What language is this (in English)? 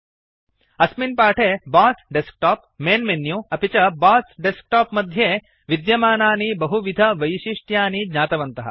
Sanskrit